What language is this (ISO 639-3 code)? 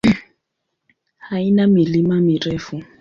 swa